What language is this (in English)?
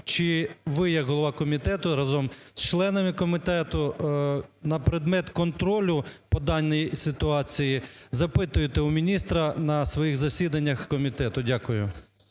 Ukrainian